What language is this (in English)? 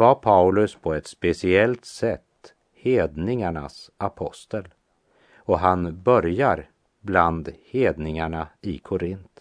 Swedish